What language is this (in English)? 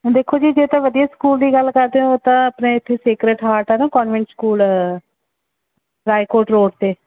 Punjabi